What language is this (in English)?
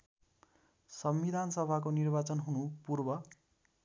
Nepali